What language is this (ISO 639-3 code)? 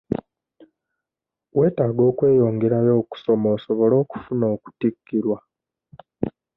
lug